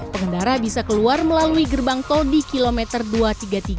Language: Indonesian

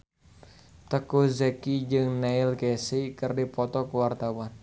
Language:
Sundanese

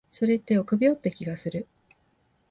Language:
Japanese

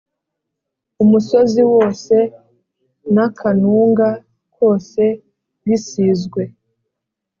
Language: Kinyarwanda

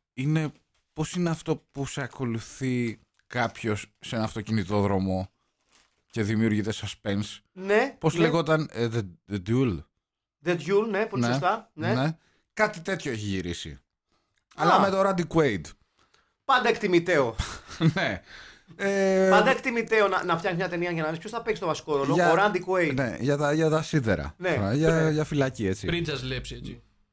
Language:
Greek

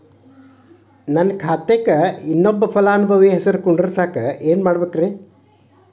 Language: Kannada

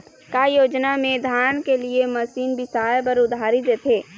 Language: Chhattisgarhi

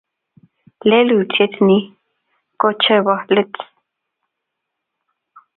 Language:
Kalenjin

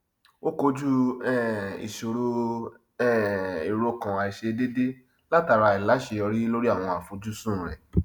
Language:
Yoruba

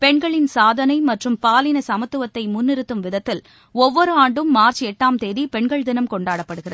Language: Tamil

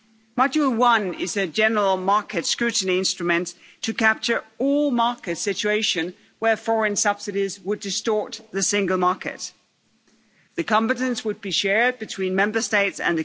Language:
English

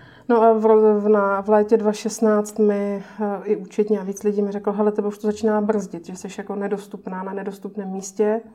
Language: Czech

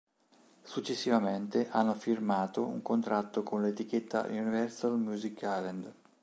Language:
Italian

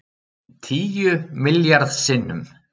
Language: Icelandic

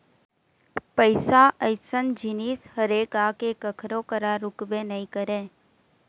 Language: Chhattisgarhi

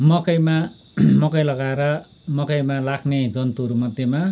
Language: Nepali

